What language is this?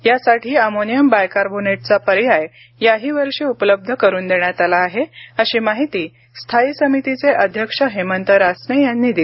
Marathi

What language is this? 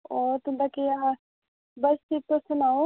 Dogri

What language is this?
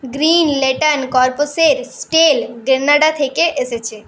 Bangla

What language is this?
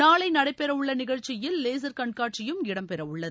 Tamil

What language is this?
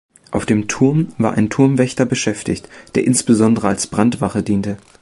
German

